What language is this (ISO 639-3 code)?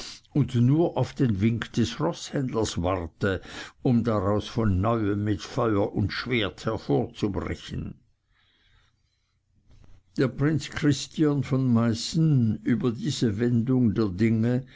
deu